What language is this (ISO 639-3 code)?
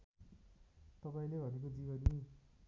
nep